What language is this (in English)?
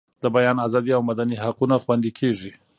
Pashto